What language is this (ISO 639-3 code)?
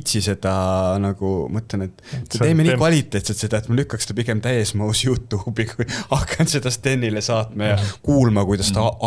est